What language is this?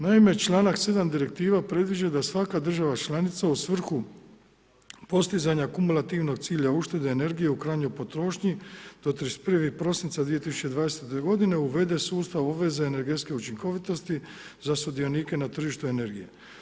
Croatian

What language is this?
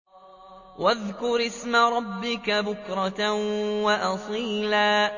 Arabic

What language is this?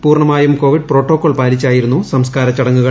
Malayalam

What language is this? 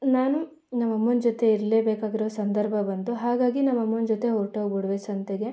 Kannada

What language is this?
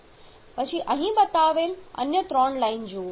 Gujarati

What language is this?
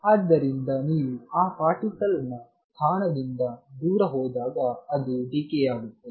Kannada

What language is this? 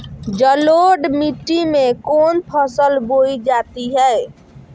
Magahi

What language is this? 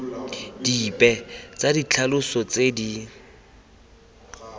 Tswana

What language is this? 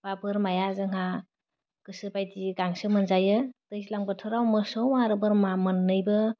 Bodo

